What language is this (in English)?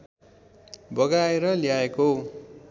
Nepali